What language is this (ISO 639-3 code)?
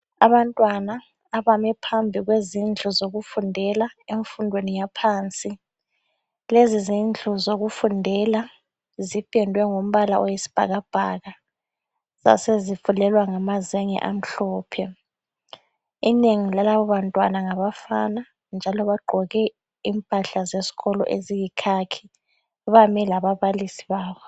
nde